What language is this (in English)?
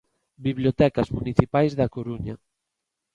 Galician